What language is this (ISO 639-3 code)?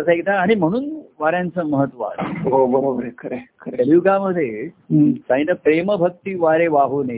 mar